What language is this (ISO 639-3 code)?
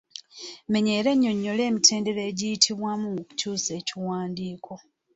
lug